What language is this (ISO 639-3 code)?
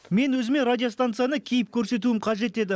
kaz